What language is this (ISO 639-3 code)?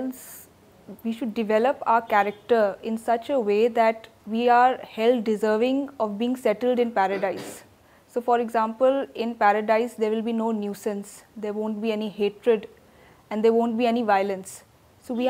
urd